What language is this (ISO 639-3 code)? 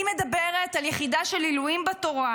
heb